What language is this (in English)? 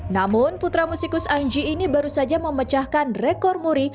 Indonesian